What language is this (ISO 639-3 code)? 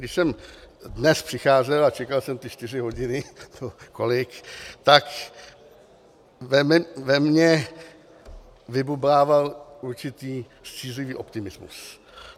ces